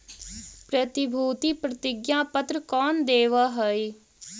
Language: Magahi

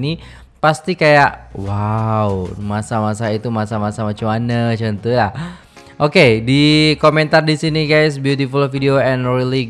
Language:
Indonesian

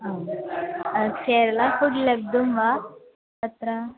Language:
Sanskrit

